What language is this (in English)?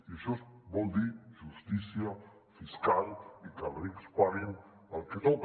Catalan